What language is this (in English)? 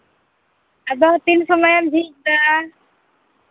Santali